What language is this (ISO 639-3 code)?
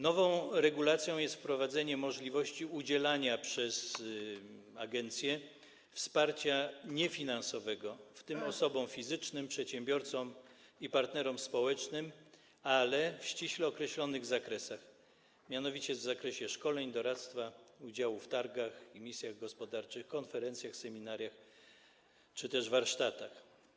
pol